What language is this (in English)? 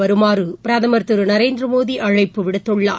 Tamil